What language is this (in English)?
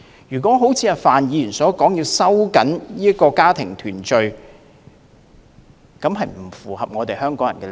Cantonese